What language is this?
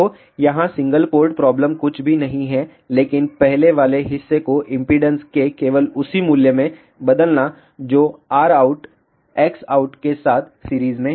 Hindi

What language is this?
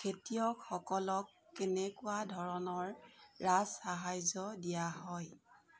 Assamese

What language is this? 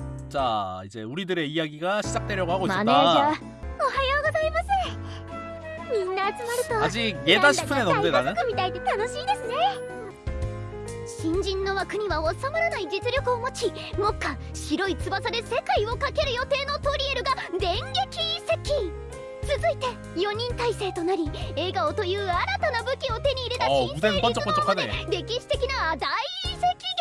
Korean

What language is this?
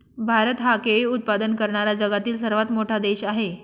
Marathi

